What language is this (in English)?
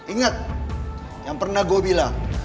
Indonesian